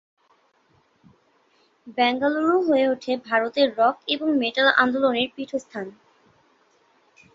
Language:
Bangla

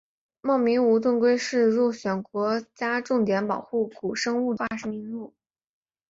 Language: Chinese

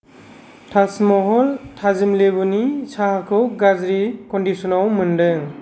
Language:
Bodo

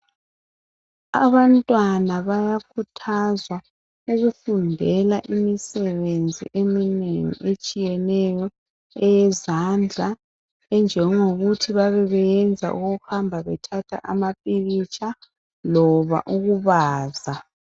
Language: North Ndebele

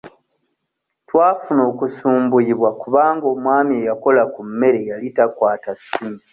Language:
Ganda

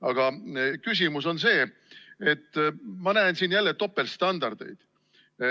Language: Estonian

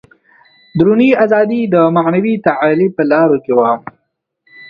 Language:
Pashto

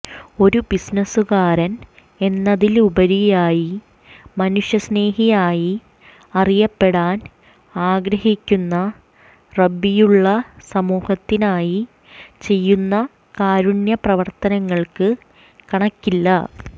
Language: Malayalam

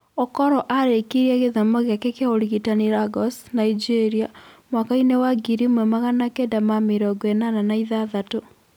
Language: Kikuyu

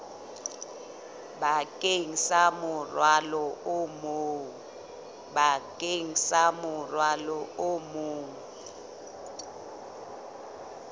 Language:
Southern Sotho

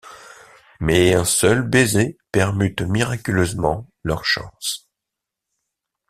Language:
French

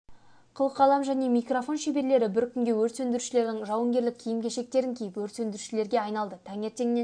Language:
Kazakh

